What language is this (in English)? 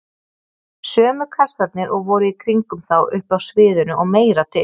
Icelandic